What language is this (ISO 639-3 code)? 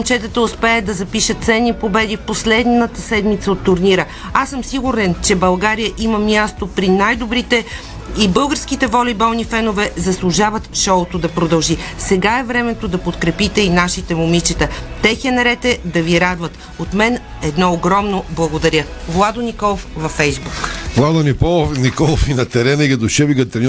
bul